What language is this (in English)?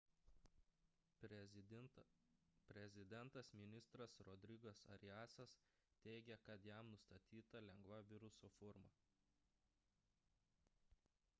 Lithuanian